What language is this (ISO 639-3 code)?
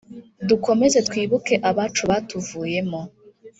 kin